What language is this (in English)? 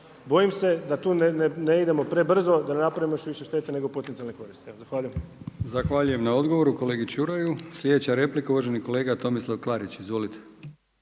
Croatian